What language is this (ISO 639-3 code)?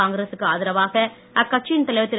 tam